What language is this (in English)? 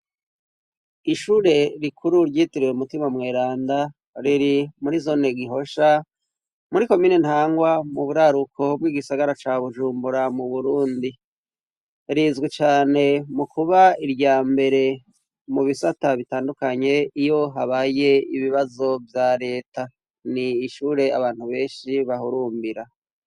Rundi